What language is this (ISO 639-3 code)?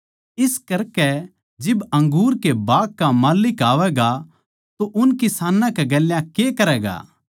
bgc